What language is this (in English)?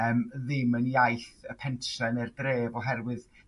Welsh